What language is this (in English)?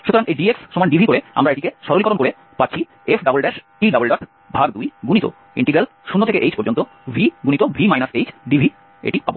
Bangla